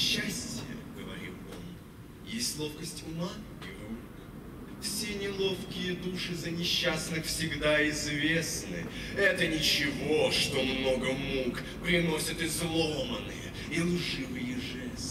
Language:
Russian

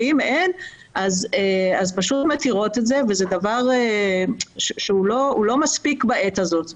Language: Hebrew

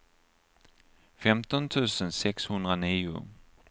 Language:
Swedish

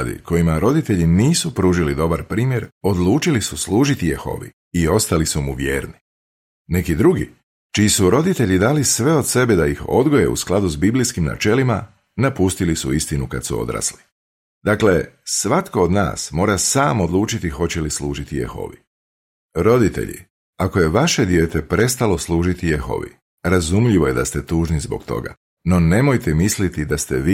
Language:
Croatian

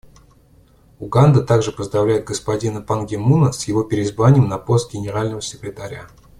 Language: Russian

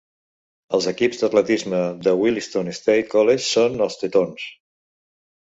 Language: Catalan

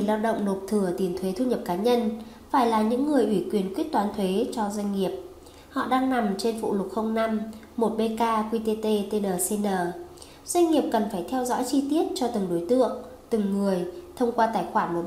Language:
Vietnamese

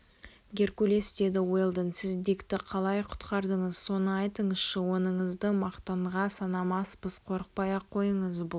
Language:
Kazakh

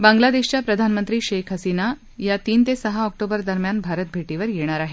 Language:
Marathi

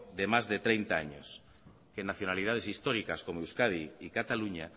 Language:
Spanish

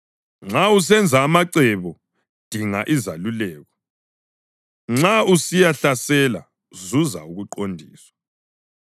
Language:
North Ndebele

